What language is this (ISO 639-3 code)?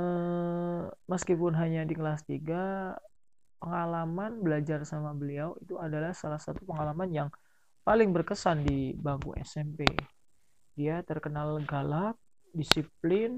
ind